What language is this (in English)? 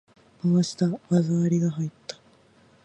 Japanese